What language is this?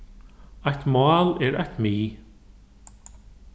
Faroese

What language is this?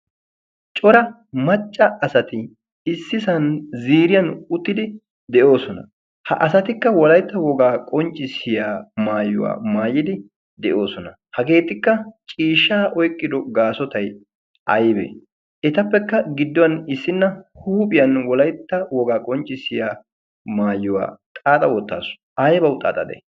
Wolaytta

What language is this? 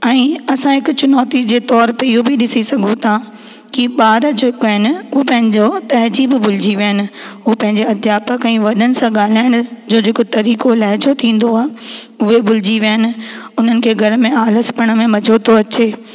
Sindhi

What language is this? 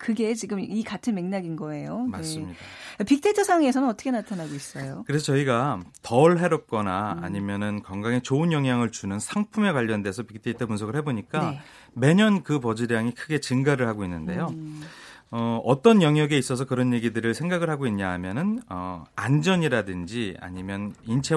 Korean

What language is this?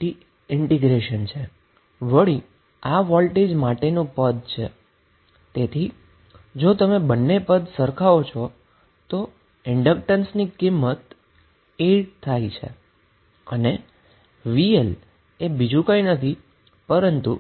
Gujarati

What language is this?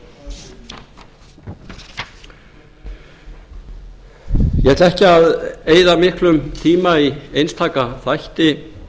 Icelandic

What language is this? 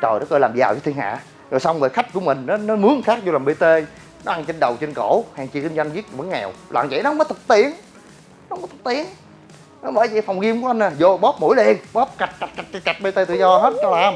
Vietnamese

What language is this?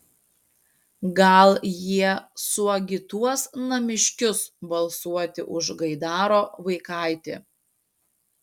Lithuanian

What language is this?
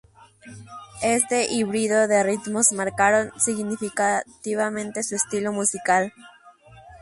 Spanish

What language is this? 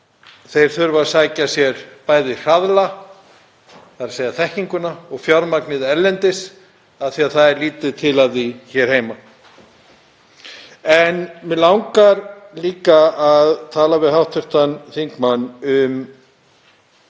Icelandic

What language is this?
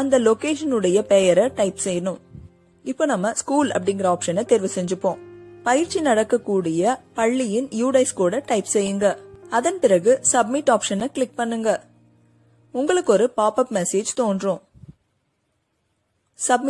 Tamil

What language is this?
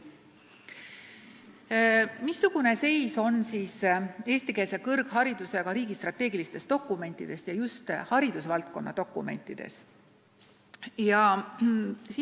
Estonian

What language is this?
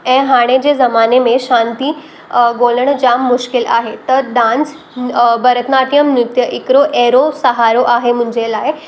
Sindhi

